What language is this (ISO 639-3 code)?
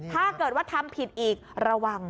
tha